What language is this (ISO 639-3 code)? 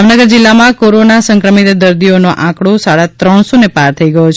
guj